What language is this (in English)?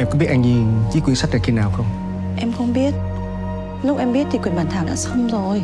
Vietnamese